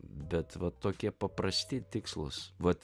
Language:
Lithuanian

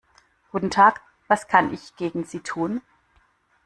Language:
German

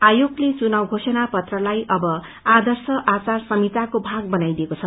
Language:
Nepali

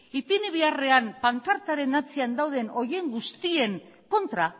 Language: Basque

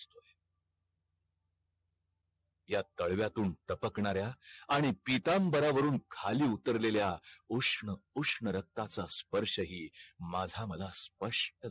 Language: Marathi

